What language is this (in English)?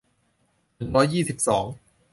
Thai